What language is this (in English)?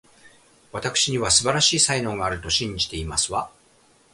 Japanese